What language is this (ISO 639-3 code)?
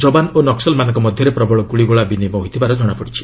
ori